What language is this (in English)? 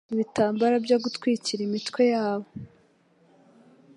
Kinyarwanda